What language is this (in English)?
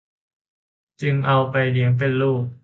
Thai